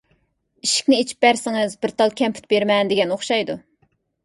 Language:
Uyghur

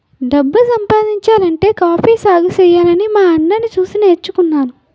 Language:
Telugu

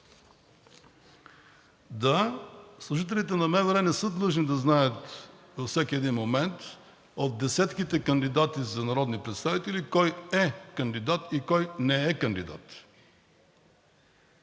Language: Bulgarian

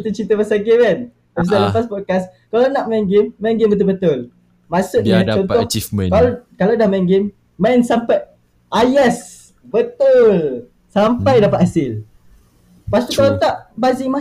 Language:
Malay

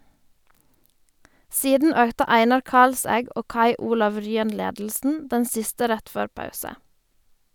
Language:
Norwegian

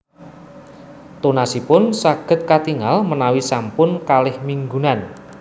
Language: Javanese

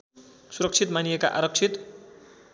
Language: Nepali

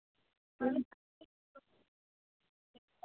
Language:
Dogri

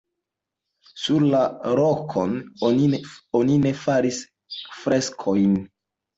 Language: Esperanto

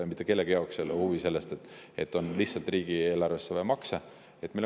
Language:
Estonian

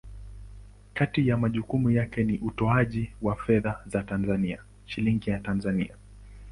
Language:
Swahili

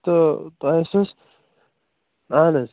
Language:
Kashmiri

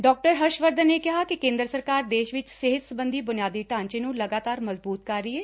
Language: Punjabi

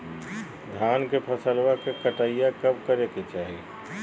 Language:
Magahi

